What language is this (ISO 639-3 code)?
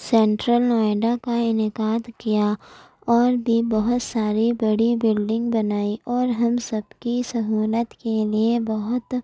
urd